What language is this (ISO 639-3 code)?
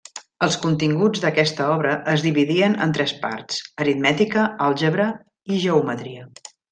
cat